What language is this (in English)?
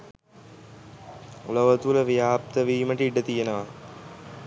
Sinhala